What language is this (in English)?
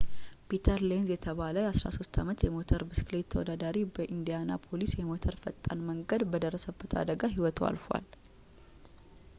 Amharic